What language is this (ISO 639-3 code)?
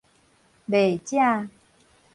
nan